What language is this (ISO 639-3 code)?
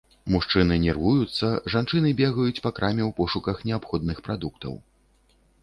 bel